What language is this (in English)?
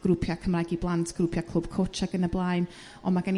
Welsh